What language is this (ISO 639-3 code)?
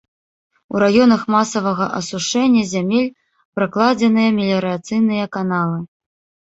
bel